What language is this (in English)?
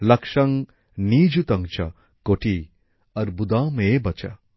Bangla